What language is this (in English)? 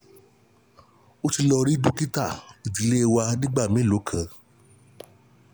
Yoruba